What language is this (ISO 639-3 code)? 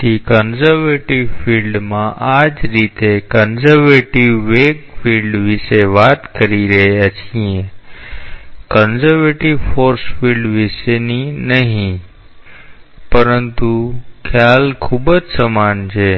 guj